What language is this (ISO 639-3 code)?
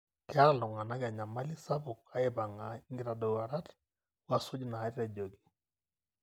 mas